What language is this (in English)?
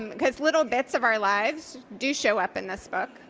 English